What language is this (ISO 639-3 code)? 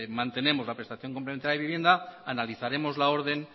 spa